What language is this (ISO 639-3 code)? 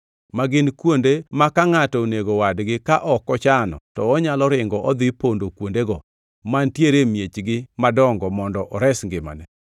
luo